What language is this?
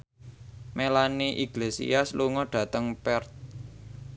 Javanese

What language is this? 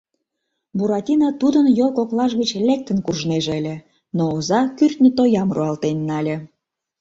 Mari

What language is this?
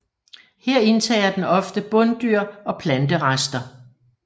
Danish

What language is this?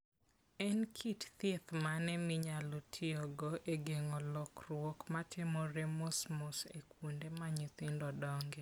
Luo (Kenya and Tanzania)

